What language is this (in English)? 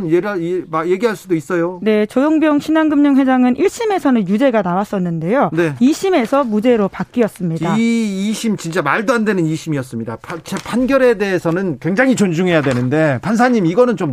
Korean